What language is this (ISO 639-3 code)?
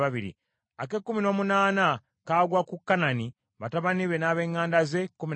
lug